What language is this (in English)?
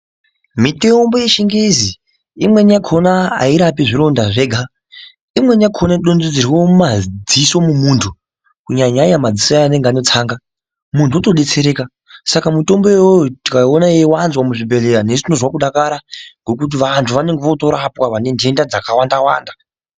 Ndau